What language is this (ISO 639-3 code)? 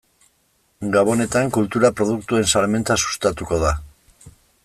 eus